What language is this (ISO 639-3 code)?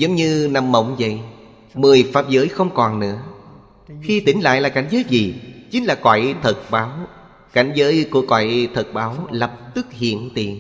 vie